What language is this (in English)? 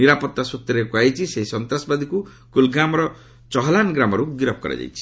Odia